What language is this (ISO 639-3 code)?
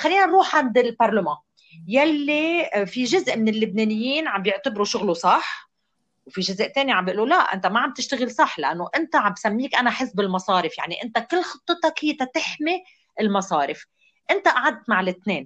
ara